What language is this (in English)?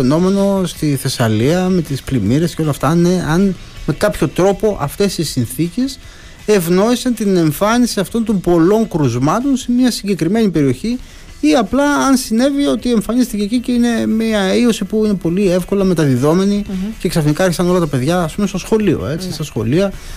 Greek